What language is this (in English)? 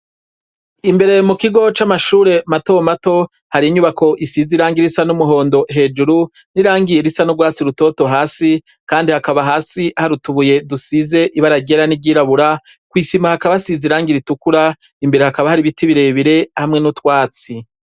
Rundi